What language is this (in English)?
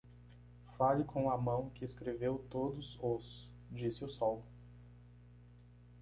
Portuguese